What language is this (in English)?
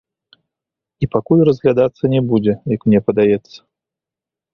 Belarusian